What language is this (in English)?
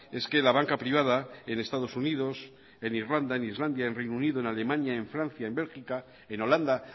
Spanish